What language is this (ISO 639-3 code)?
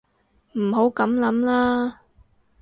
yue